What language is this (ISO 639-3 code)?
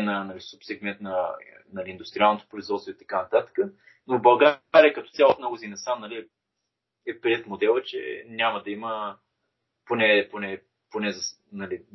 bul